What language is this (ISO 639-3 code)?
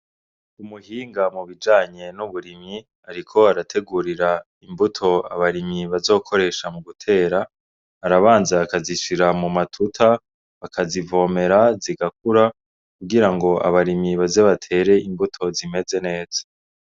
run